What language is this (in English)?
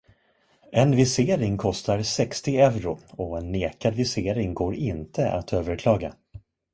Swedish